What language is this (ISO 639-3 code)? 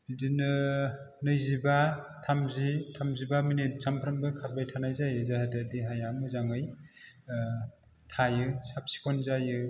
brx